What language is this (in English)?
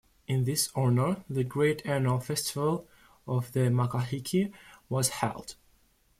English